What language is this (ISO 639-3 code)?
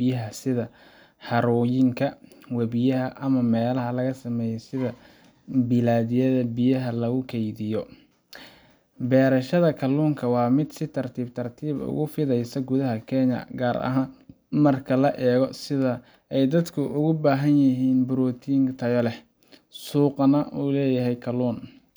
som